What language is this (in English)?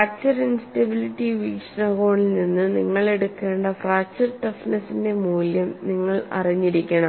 Malayalam